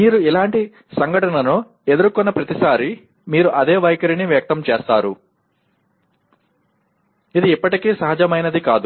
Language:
Telugu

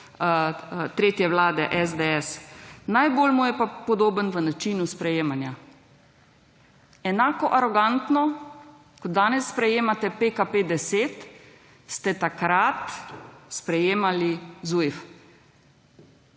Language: Slovenian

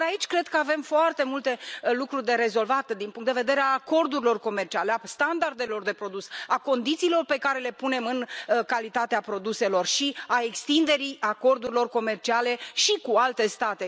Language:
Romanian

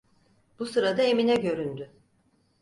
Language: Turkish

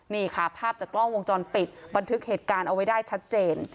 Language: Thai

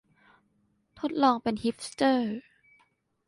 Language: Thai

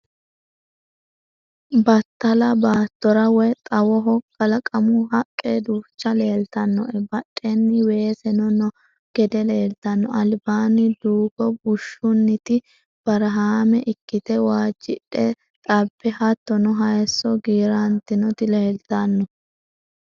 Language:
Sidamo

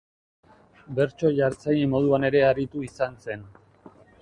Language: Basque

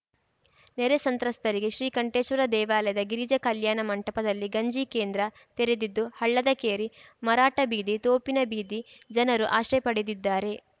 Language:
Kannada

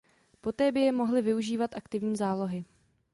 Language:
Czech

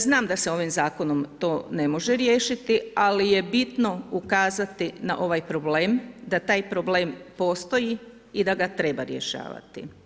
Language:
Croatian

